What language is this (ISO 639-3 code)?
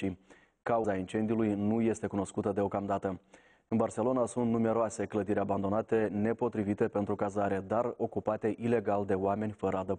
ron